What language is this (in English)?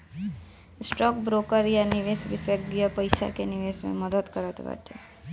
Bhojpuri